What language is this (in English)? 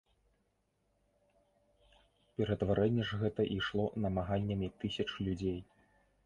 Belarusian